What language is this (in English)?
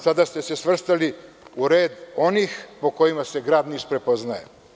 Serbian